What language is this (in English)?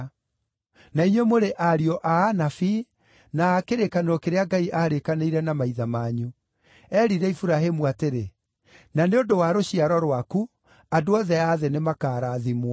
Kikuyu